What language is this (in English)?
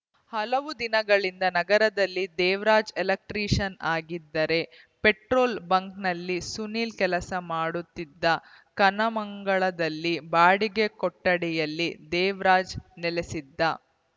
Kannada